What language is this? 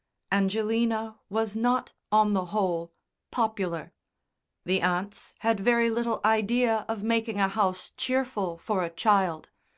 English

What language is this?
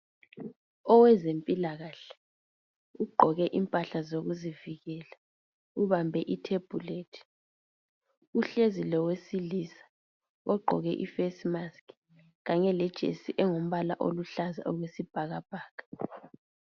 North Ndebele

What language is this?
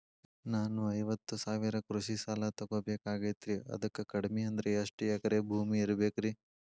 Kannada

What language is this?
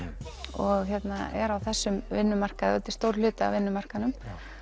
Icelandic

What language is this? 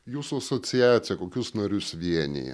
Lithuanian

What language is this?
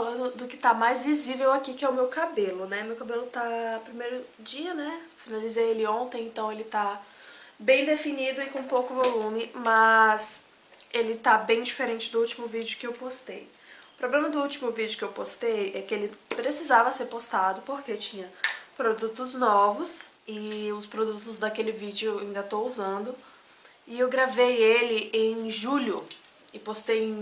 Portuguese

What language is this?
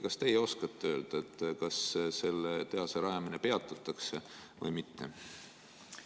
Estonian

